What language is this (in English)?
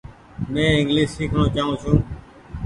Goaria